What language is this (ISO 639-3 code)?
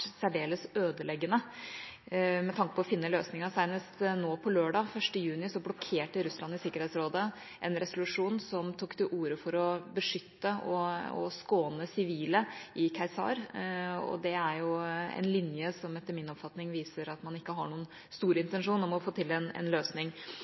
nob